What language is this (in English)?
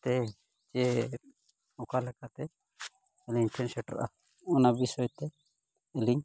Santali